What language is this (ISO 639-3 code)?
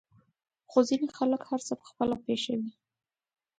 pus